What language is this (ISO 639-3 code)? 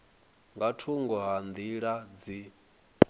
ven